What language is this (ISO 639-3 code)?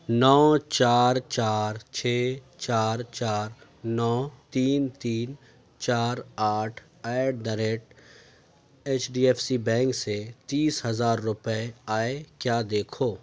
urd